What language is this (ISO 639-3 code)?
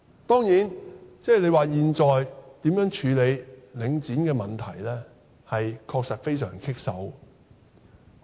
yue